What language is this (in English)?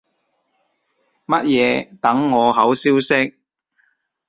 Cantonese